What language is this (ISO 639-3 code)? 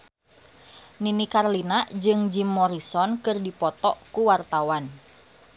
sun